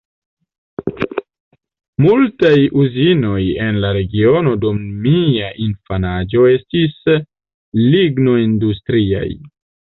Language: Esperanto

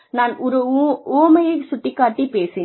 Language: Tamil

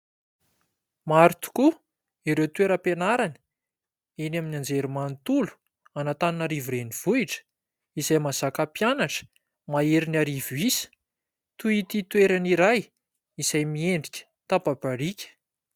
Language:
Malagasy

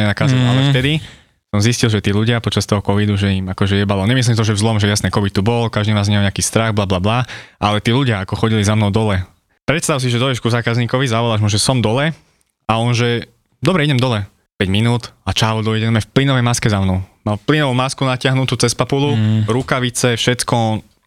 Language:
Slovak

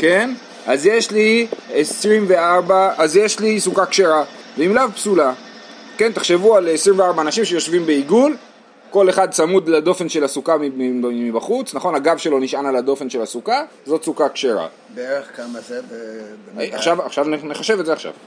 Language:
Hebrew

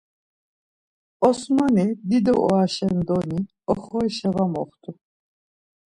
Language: Laz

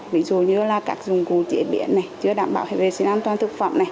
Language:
Vietnamese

